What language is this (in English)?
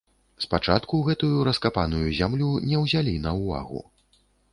Belarusian